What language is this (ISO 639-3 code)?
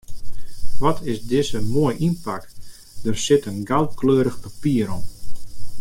fry